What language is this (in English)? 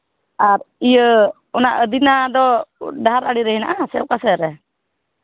Santali